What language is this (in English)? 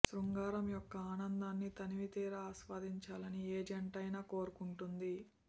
Telugu